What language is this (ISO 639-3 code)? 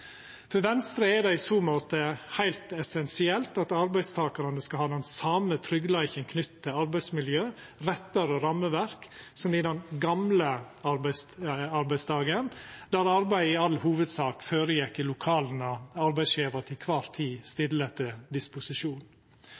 nno